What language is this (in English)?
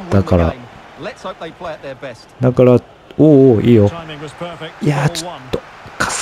Japanese